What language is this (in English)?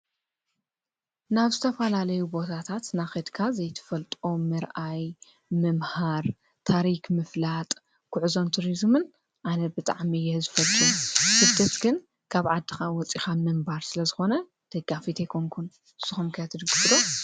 Tigrinya